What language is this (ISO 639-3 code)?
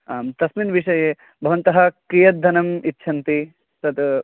san